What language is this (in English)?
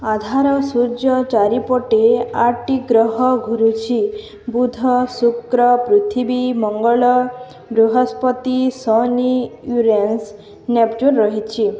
Odia